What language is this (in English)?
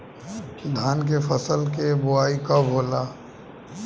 Bhojpuri